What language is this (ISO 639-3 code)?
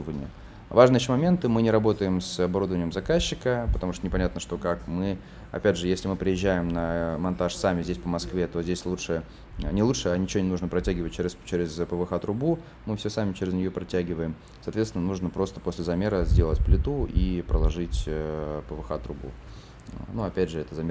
rus